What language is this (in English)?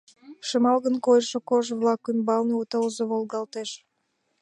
Mari